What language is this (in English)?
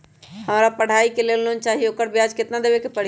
Magahi